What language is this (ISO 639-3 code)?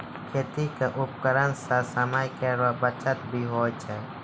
mai